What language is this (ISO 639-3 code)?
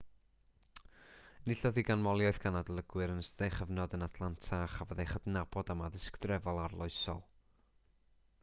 cym